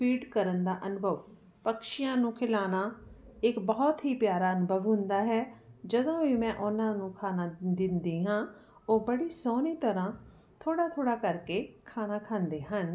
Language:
Punjabi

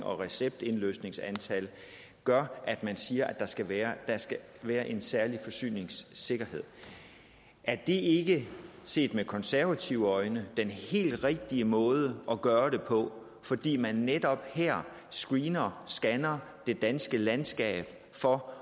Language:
Danish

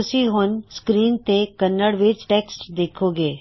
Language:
Punjabi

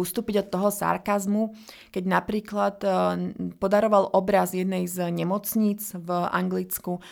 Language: Slovak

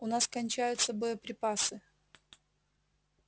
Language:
Russian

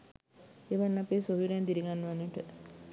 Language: Sinhala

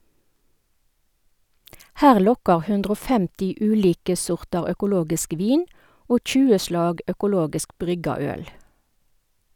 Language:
Norwegian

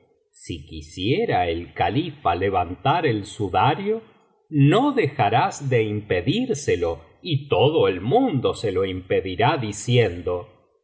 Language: Spanish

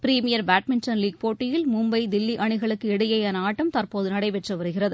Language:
Tamil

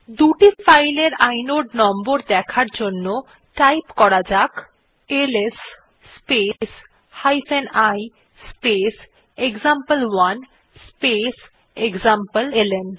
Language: Bangla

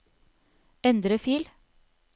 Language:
Norwegian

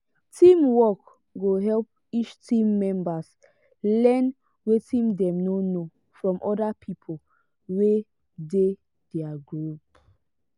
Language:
Nigerian Pidgin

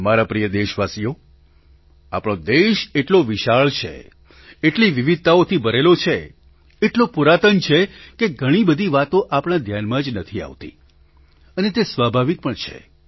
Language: Gujarati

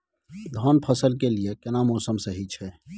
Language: Maithili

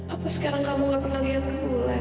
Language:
Indonesian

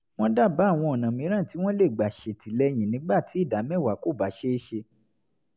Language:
Yoruba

